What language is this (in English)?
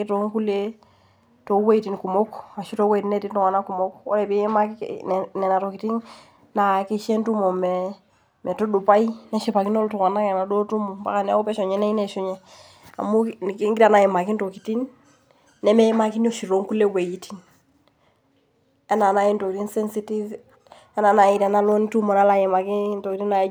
Masai